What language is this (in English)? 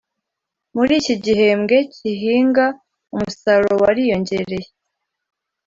Kinyarwanda